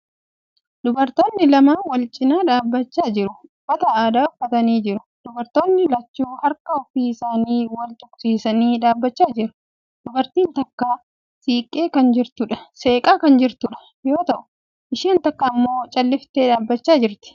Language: Oromo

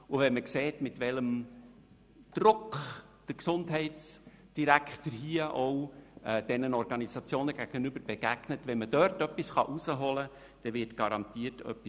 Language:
Swiss German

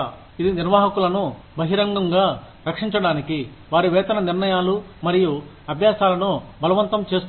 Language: Telugu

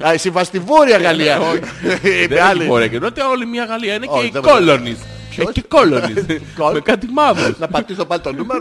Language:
Greek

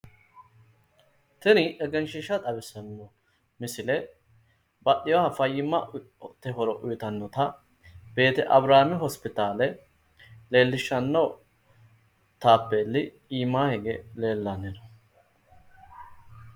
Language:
Sidamo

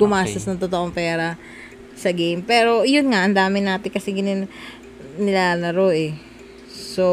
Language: Filipino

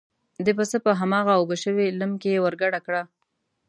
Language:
Pashto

